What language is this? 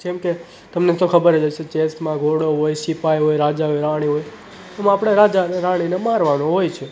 Gujarati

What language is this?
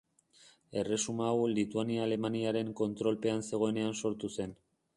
Basque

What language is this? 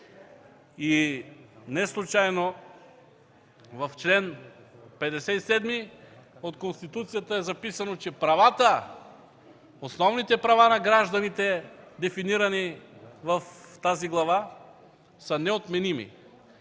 Bulgarian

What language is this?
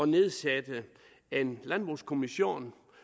Danish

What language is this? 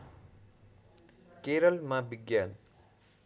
Nepali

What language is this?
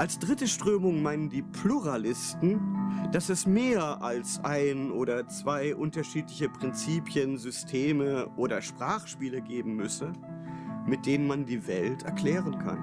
German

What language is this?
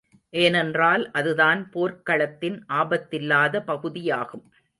Tamil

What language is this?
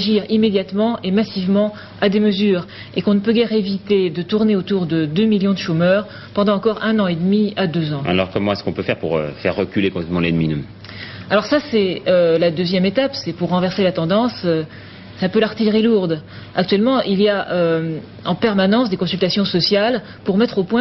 French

